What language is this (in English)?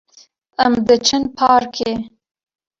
Kurdish